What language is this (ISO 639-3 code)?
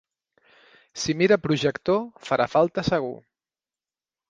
cat